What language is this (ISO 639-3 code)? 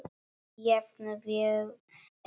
isl